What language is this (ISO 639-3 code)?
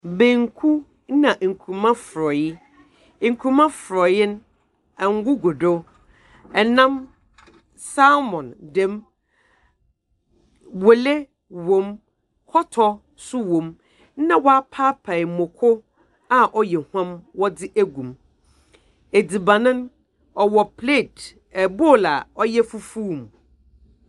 aka